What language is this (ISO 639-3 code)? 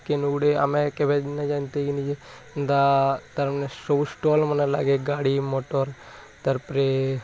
ori